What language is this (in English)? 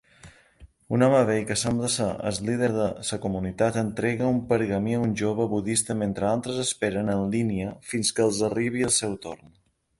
Catalan